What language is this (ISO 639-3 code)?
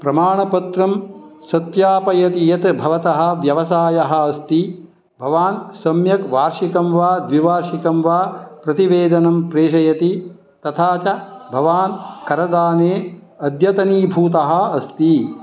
san